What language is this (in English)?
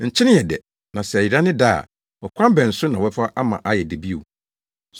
Akan